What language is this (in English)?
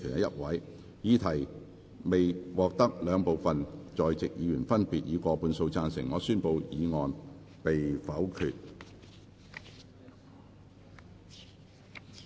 Cantonese